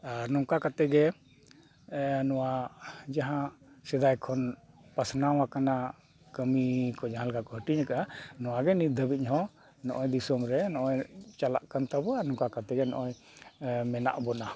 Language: Santali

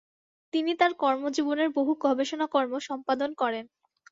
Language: Bangla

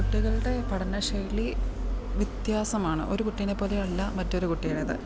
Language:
Malayalam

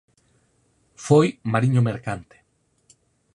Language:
Galician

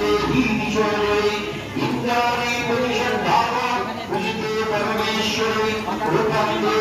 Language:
Bangla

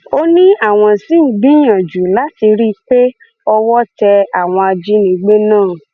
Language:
Yoruba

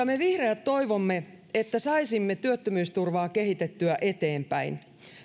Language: Finnish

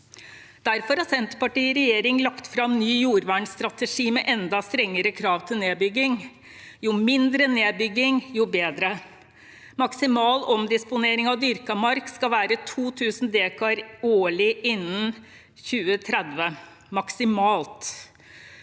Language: Norwegian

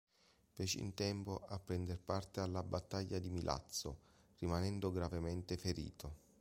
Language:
Italian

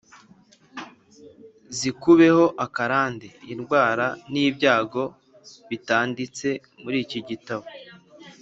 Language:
Kinyarwanda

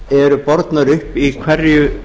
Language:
Icelandic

